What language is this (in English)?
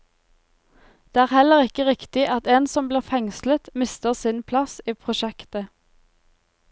Norwegian